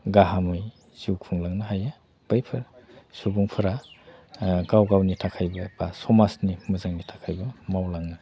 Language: Bodo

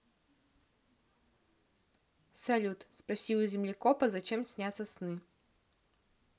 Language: Russian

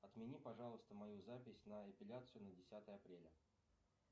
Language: Russian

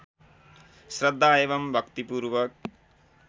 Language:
Nepali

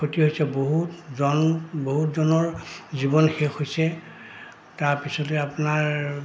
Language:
Assamese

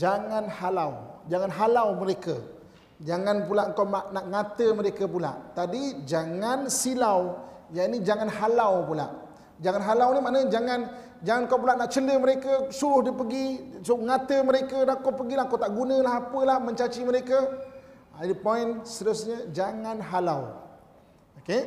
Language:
Malay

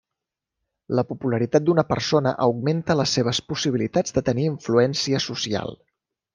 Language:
Catalan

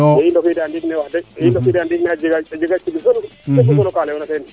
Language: Serer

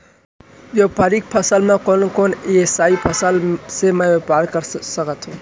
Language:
Chhattisgarhi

